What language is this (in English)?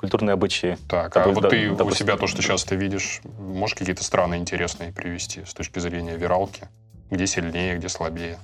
Russian